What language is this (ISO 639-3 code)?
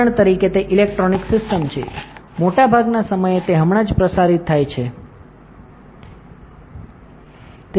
guj